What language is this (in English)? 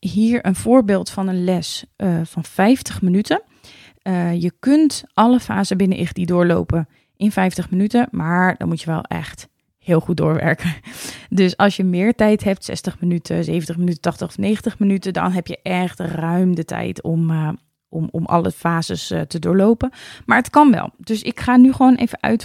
Dutch